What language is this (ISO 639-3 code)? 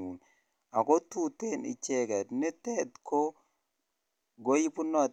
kln